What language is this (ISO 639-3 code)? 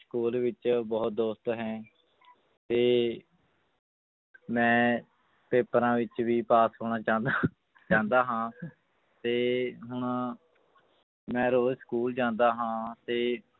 pan